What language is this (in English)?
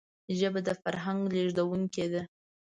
Pashto